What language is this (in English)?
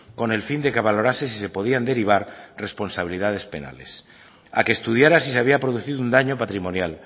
Spanish